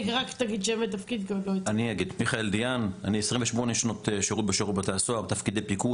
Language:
Hebrew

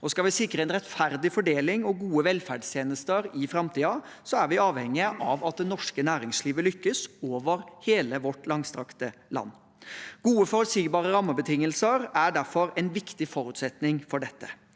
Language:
Norwegian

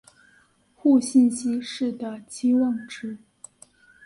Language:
Chinese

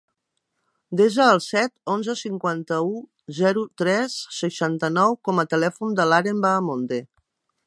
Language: Catalan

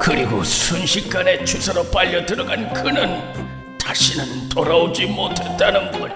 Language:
Korean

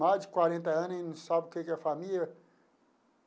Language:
Portuguese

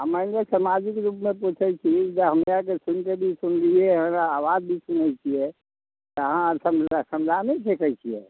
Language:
Maithili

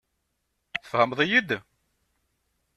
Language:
Kabyle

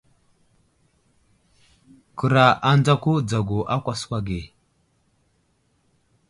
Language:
Wuzlam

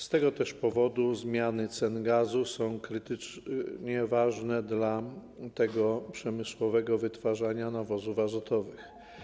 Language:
Polish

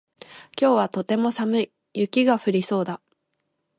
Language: Japanese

